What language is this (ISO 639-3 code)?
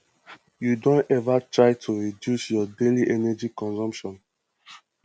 pcm